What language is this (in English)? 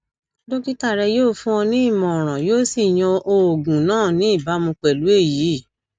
Yoruba